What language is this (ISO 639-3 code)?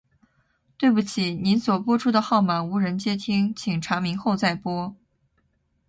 zho